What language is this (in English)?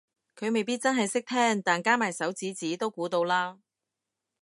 Cantonese